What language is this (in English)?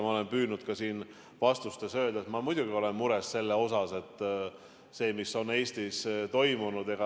Estonian